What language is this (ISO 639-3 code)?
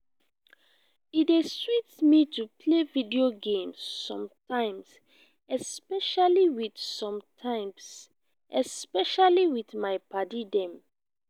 pcm